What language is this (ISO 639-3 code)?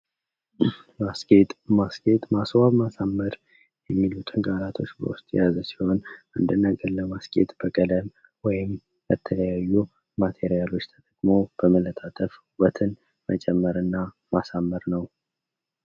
amh